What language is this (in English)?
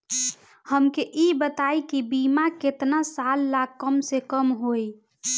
Bhojpuri